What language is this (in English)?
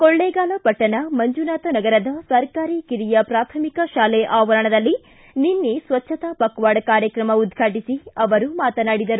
Kannada